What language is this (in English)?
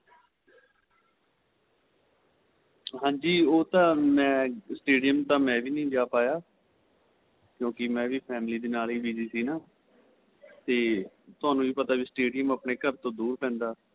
Punjabi